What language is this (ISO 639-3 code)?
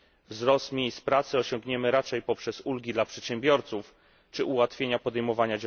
pol